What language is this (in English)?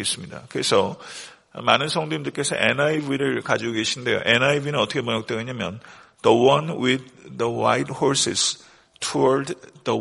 Korean